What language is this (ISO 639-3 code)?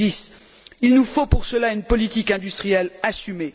fra